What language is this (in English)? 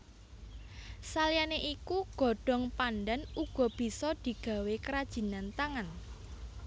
Javanese